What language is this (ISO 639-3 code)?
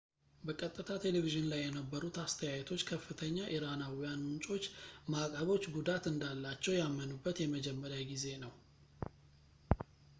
amh